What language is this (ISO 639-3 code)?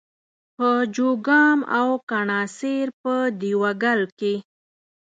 pus